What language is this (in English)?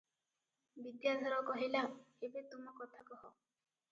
Odia